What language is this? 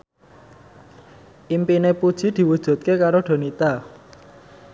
Javanese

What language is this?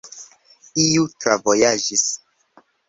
Esperanto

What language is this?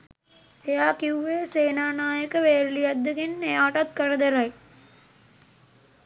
Sinhala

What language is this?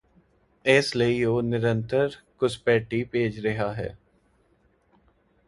Punjabi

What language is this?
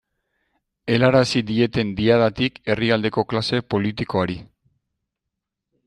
Basque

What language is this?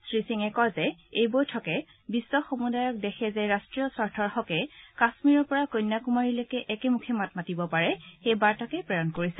Assamese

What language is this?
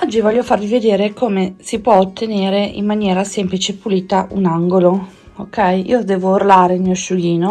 Italian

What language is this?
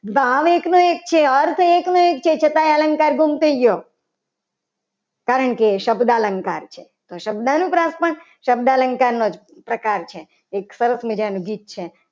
Gujarati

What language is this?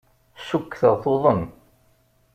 Kabyle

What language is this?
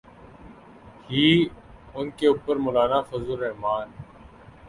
Urdu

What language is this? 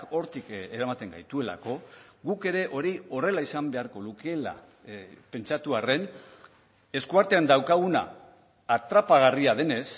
Basque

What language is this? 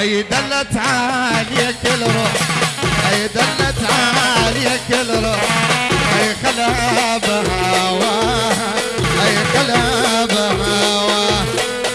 Arabic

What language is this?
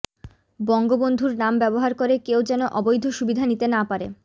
Bangla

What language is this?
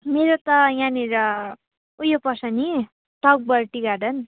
Nepali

